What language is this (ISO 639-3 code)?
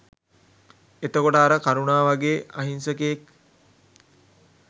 sin